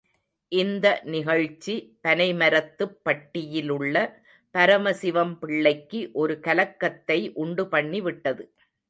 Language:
Tamil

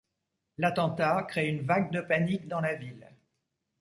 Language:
French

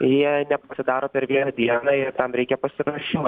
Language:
Lithuanian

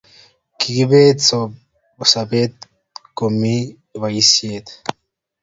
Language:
Kalenjin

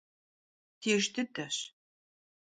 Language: Kabardian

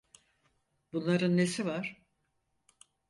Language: Turkish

